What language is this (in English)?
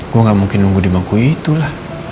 Indonesian